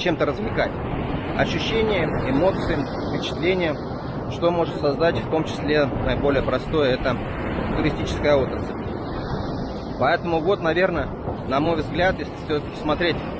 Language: Russian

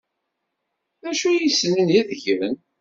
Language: Kabyle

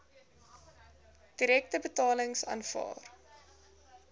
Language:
Afrikaans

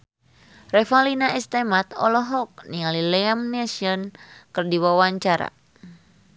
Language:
Sundanese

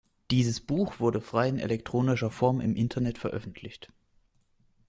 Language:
German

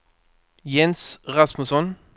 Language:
Swedish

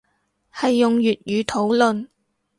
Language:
Cantonese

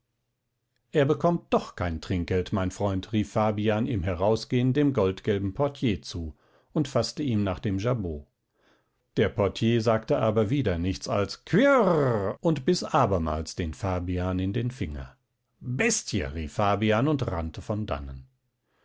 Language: German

